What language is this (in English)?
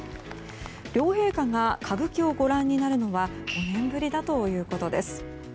Japanese